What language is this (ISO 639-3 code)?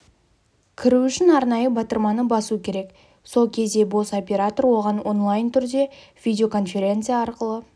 kaz